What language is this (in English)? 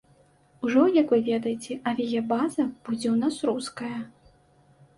Belarusian